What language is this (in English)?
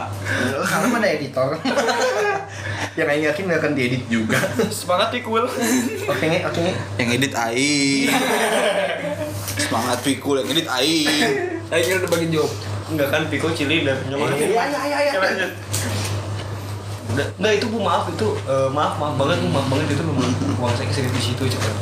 Indonesian